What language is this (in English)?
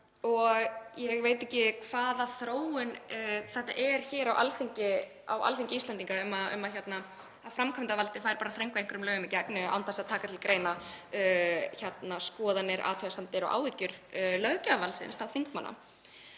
Icelandic